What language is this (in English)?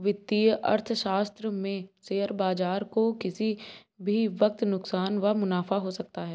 Hindi